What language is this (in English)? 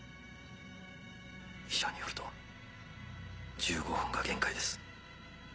Japanese